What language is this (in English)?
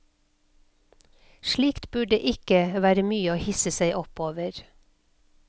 Norwegian